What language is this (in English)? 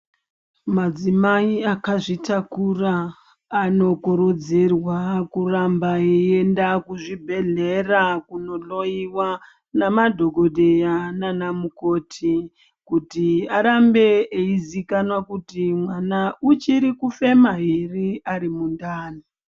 Ndau